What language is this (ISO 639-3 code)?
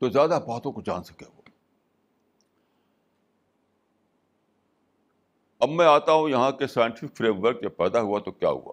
urd